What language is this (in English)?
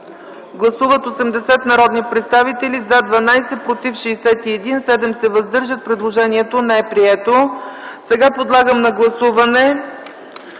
Bulgarian